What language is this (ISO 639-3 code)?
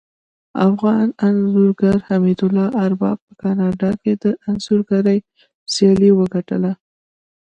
pus